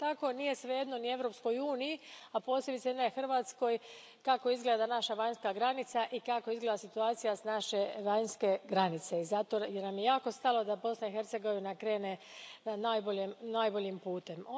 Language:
Croatian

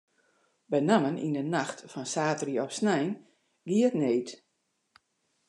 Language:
Western Frisian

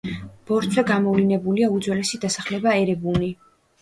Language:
Georgian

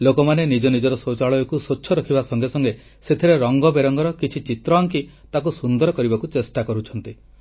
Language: Odia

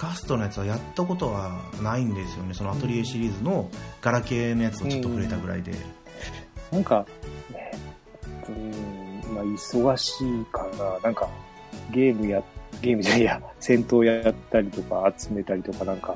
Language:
Japanese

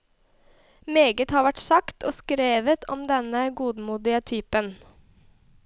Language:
Norwegian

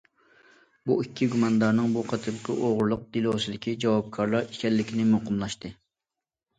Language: Uyghur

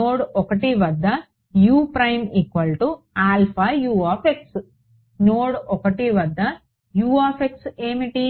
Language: Telugu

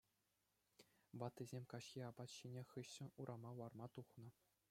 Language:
Chuvash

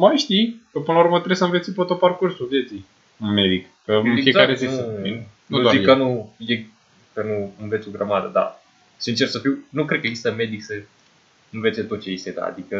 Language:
Romanian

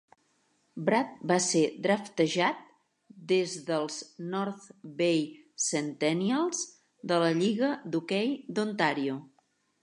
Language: Catalan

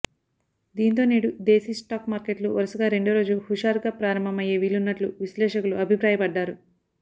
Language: Telugu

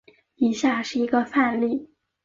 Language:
Chinese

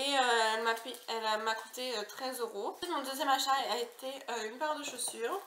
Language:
French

